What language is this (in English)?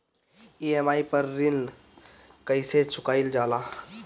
Bhojpuri